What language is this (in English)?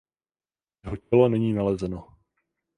Czech